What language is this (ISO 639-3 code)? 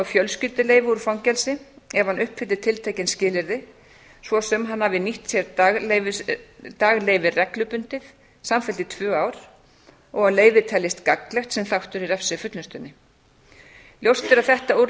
isl